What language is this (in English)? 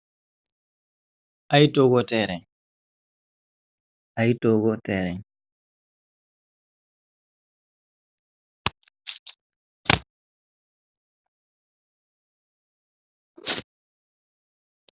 Wolof